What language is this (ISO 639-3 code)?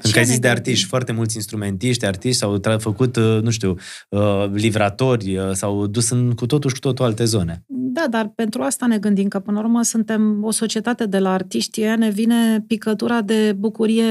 ron